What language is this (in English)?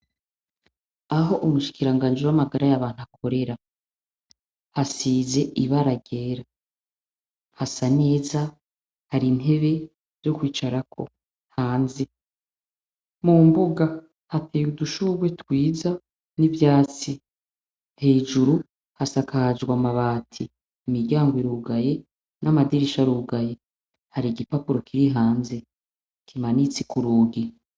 Rundi